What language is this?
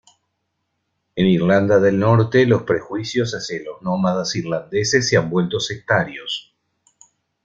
Spanish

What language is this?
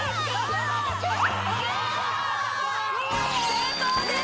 Japanese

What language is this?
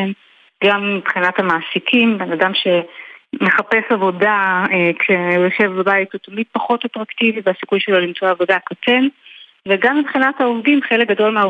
Hebrew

